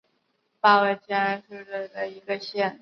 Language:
Chinese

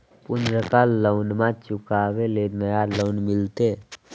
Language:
Magahi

